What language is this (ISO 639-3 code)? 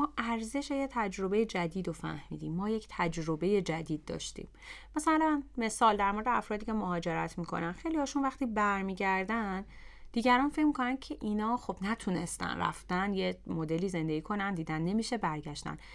fas